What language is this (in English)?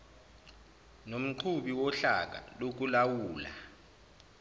Zulu